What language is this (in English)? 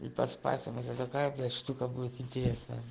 Russian